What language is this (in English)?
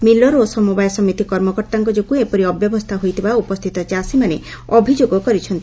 Odia